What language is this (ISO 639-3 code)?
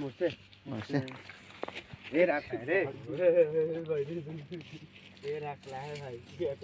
ara